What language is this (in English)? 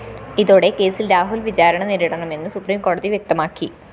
Malayalam